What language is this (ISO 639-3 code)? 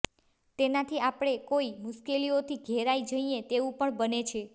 guj